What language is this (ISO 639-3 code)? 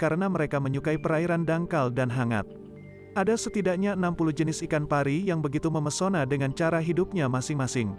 ind